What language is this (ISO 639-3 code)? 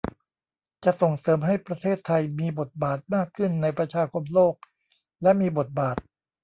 tha